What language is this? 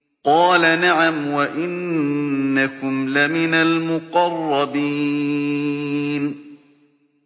Arabic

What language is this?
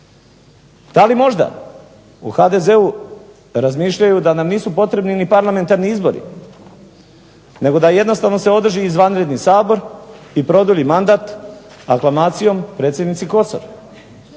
Croatian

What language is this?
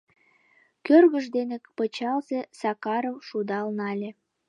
Mari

